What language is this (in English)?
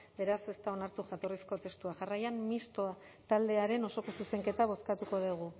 Basque